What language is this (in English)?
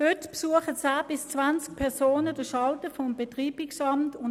Swiss German